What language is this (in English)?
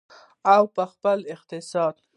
Pashto